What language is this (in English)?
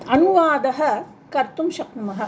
Sanskrit